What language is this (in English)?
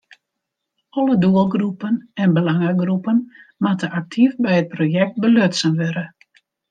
Western Frisian